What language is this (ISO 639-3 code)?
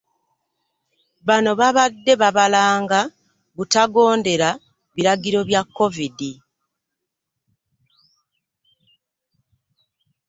lug